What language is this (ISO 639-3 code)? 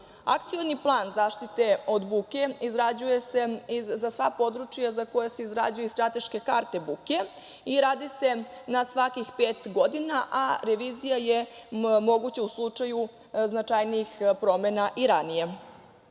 srp